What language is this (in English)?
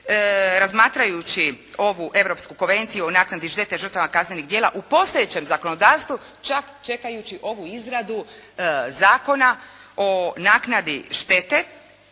Croatian